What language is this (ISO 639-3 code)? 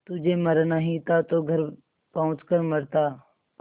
hin